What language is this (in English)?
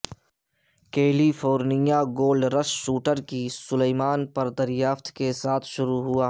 Urdu